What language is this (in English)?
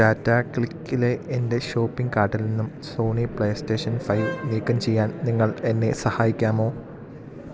Malayalam